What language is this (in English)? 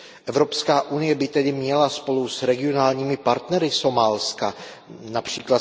Czech